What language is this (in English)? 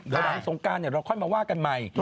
Thai